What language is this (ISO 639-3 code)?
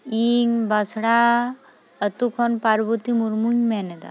sat